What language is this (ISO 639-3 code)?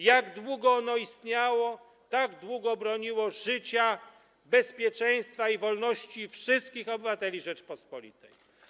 pol